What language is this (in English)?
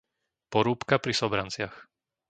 Slovak